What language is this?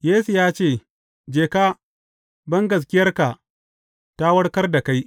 Hausa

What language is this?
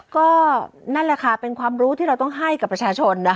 Thai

